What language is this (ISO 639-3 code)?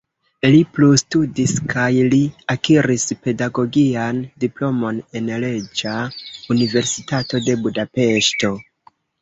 epo